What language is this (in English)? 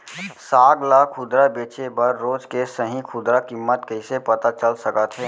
Chhattisgarhi